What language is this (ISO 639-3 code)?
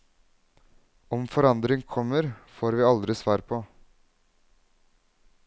nor